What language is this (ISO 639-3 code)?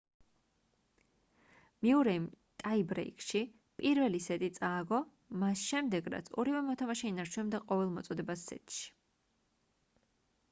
kat